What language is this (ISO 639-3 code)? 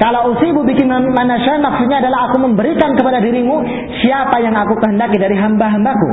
fil